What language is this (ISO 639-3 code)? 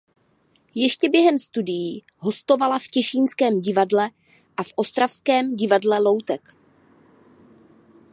ces